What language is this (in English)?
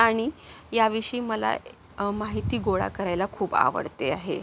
Marathi